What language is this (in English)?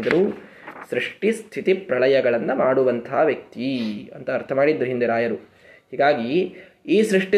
Kannada